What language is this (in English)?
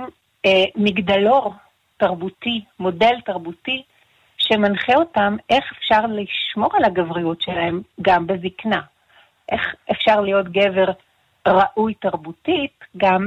Hebrew